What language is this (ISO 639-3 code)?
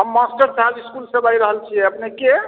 mai